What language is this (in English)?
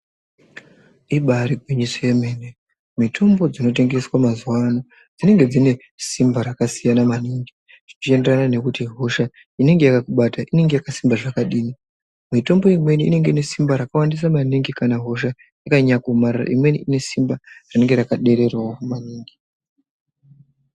Ndau